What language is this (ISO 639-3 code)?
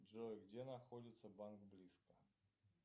rus